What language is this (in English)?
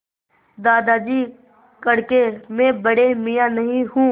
Hindi